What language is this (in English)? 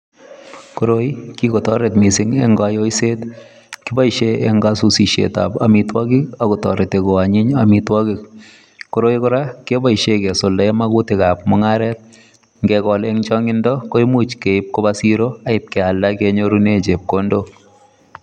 Kalenjin